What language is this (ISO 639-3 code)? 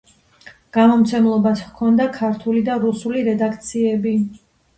kat